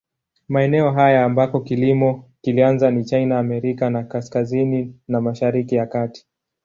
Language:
Swahili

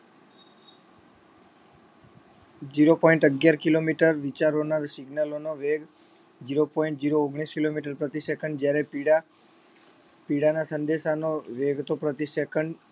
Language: Gujarati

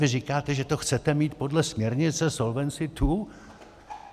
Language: Czech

